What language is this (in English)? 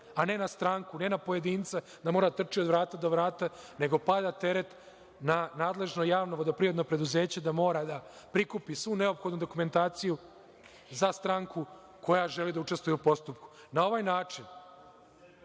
Serbian